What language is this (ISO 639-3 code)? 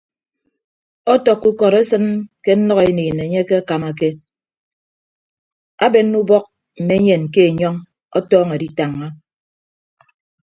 ibb